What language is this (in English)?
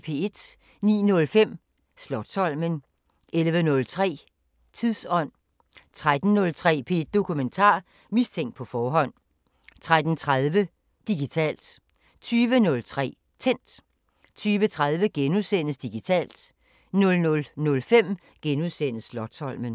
Danish